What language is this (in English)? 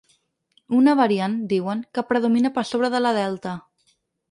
Catalan